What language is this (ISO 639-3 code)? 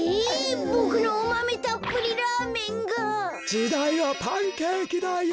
jpn